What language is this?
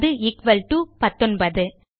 Tamil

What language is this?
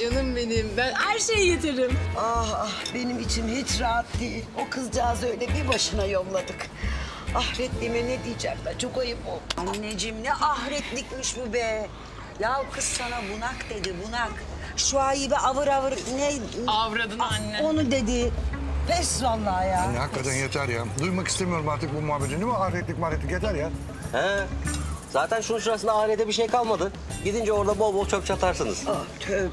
Turkish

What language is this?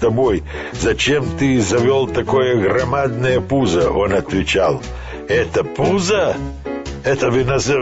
Russian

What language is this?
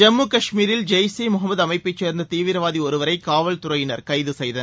Tamil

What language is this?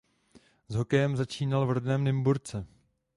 Czech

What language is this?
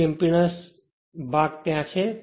Gujarati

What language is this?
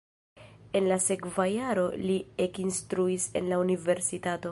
Esperanto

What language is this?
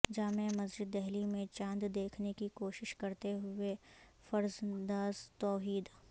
Urdu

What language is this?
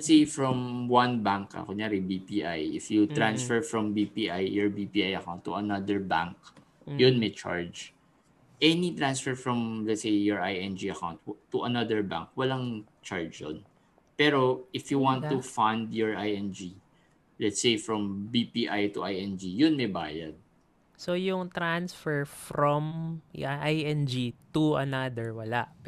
Filipino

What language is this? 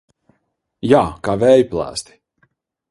Latvian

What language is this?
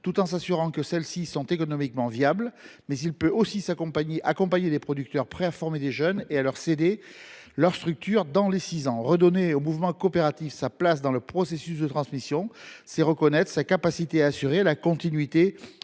French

